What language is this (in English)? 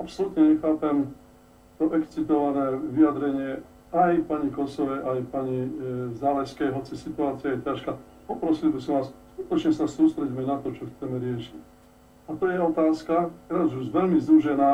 Slovak